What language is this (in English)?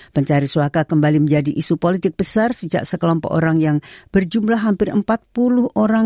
Indonesian